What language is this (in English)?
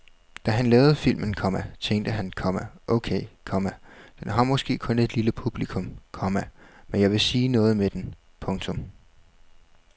Danish